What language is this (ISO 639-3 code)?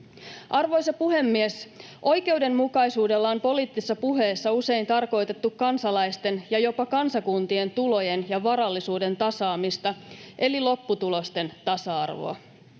fin